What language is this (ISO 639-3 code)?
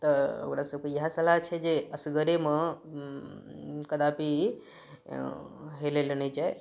mai